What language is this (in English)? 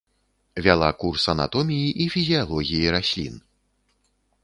Belarusian